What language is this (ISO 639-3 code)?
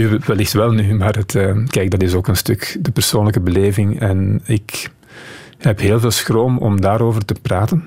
nld